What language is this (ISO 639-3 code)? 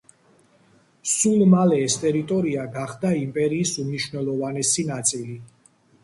kat